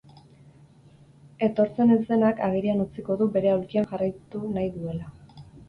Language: Basque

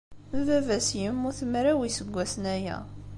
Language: Kabyle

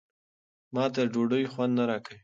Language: Pashto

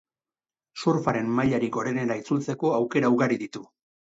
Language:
Basque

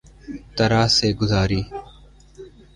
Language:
Urdu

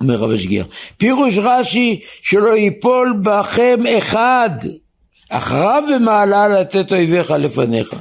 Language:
Hebrew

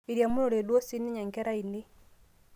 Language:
Masai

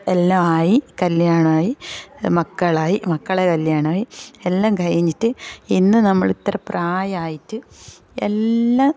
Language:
Malayalam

